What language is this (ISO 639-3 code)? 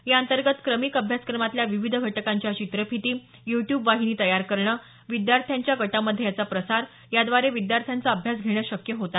mar